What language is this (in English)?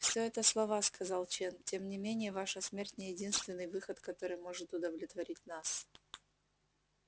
Russian